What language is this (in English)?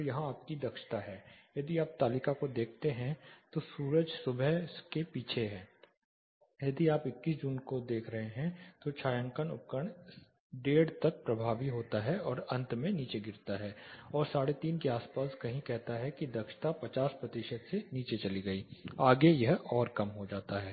Hindi